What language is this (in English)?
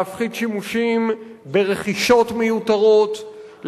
Hebrew